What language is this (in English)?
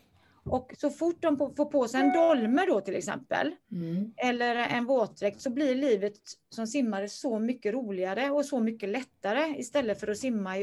Swedish